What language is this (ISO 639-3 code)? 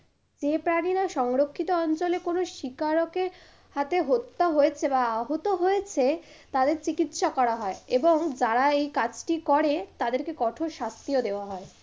ben